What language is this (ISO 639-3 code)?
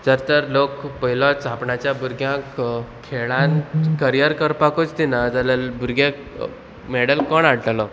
kok